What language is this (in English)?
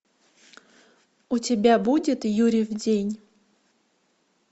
Russian